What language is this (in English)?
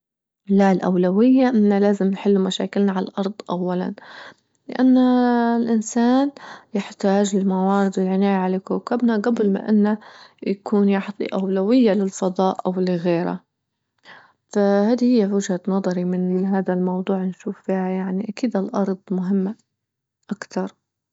Libyan Arabic